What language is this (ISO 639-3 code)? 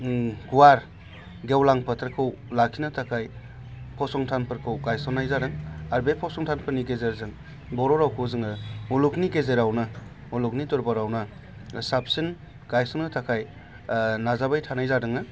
brx